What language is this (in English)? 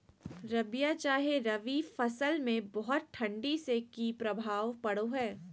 Magahi